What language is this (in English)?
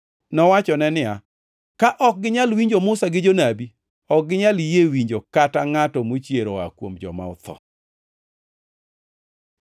Luo (Kenya and Tanzania)